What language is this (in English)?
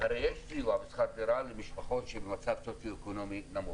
Hebrew